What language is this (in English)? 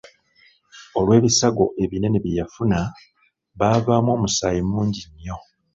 Ganda